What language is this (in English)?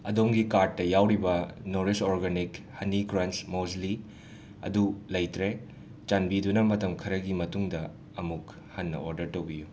Manipuri